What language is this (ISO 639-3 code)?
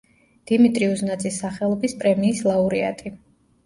kat